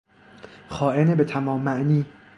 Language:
Persian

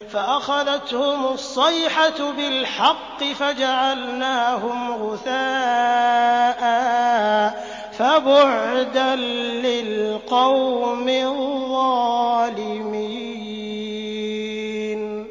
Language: Arabic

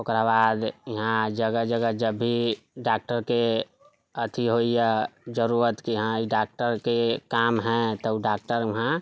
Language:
Maithili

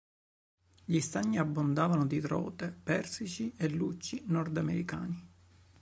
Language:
Italian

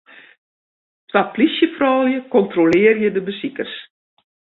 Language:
Western Frisian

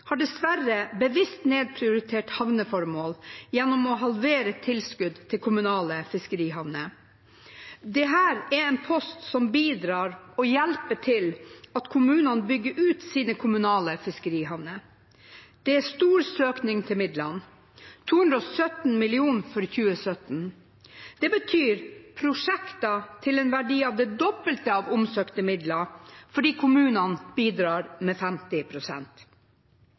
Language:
Norwegian Bokmål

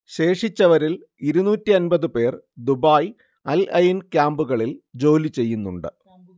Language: Malayalam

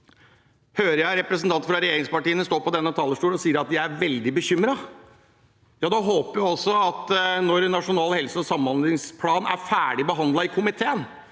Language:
Norwegian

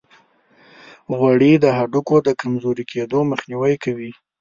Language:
Pashto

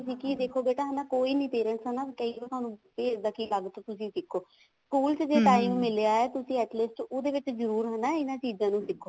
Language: Punjabi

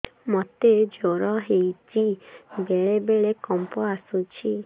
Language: Odia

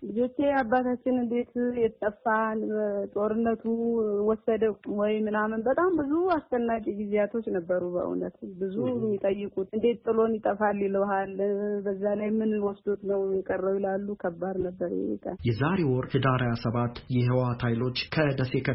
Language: Amharic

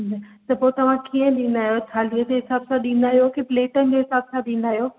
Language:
Sindhi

